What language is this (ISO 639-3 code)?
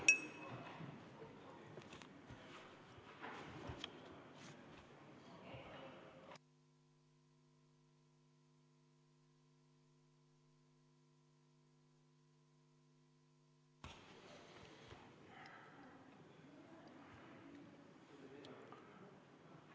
est